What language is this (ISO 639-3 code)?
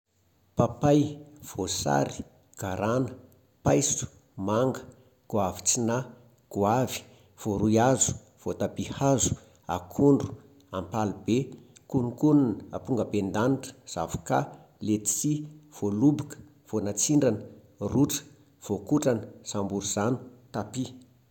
mlg